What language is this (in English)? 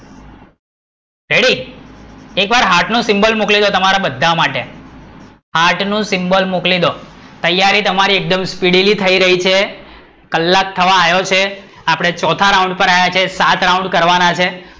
Gujarati